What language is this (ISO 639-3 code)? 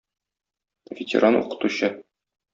tat